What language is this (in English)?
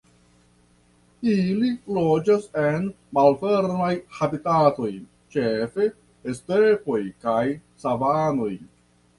Esperanto